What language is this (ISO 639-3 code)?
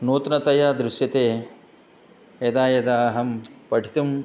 san